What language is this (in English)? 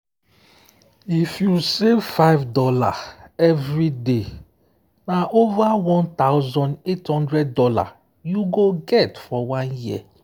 Nigerian Pidgin